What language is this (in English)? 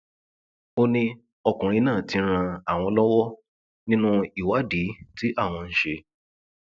Yoruba